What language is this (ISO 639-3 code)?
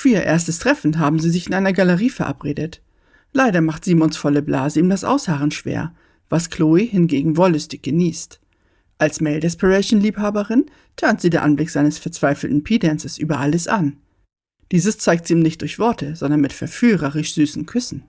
deu